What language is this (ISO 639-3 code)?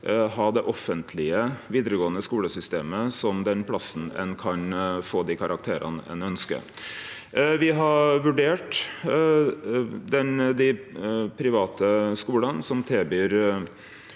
nor